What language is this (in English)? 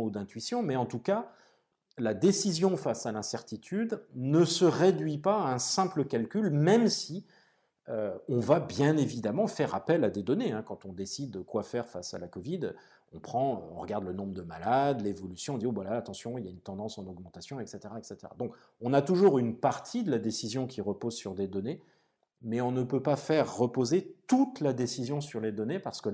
French